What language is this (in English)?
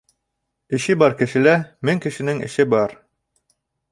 Bashkir